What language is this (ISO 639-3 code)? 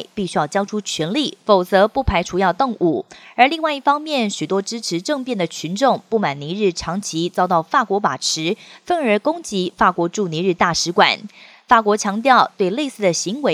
zho